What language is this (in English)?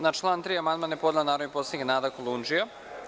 Serbian